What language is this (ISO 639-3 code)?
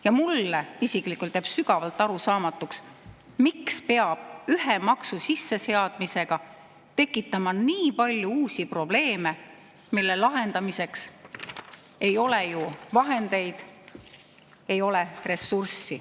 est